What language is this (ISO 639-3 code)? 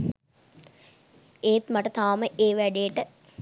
sin